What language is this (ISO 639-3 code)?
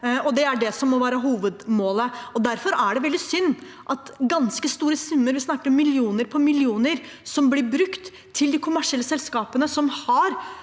nor